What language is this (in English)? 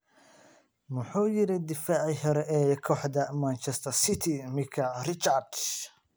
Somali